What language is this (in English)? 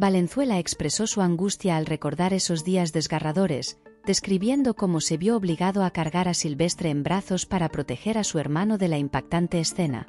Spanish